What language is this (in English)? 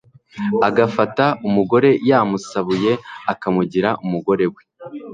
Kinyarwanda